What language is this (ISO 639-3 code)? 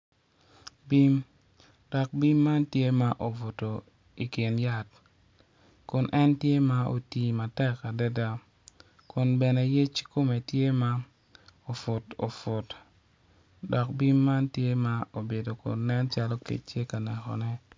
ach